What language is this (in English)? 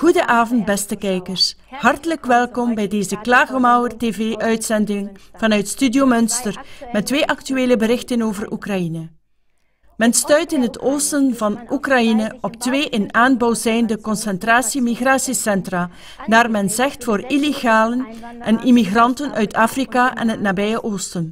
Dutch